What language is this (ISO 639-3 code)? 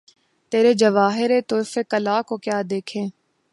urd